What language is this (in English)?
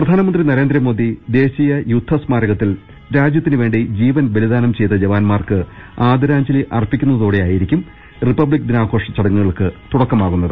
Malayalam